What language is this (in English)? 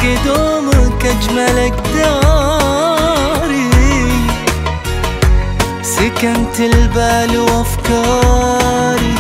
Arabic